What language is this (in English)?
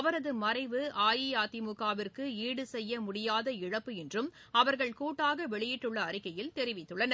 Tamil